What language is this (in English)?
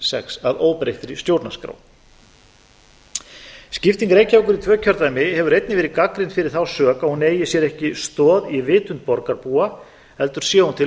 Icelandic